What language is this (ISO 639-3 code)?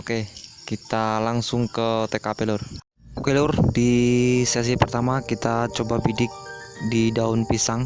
ind